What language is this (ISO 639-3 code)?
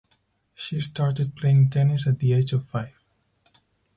eng